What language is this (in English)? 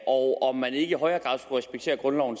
Danish